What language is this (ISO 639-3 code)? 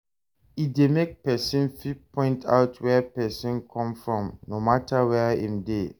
pcm